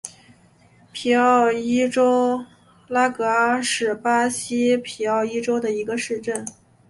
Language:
Chinese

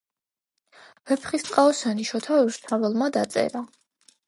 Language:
Georgian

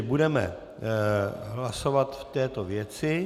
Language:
Czech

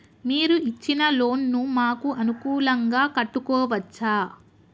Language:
Telugu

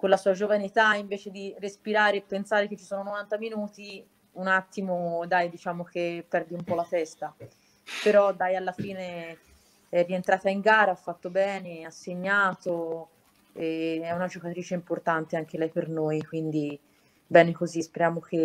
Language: Italian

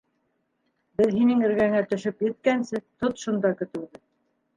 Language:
Bashkir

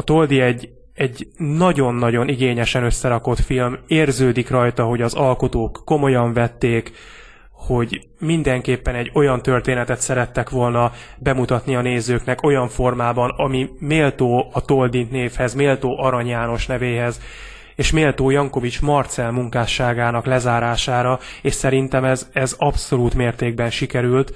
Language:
Hungarian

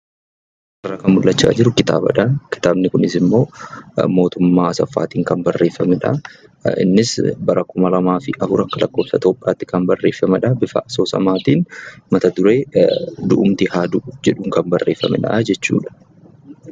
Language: Oromo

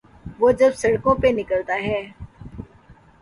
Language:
Urdu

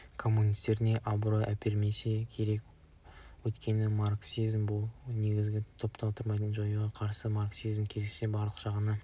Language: Kazakh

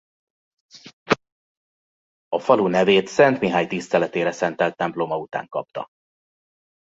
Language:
Hungarian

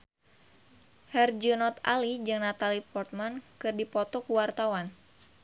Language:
Sundanese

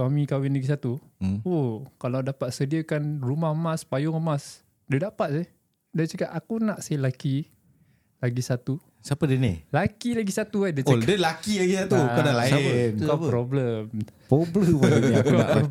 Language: Malay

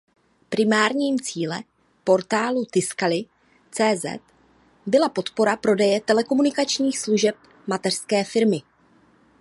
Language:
Czech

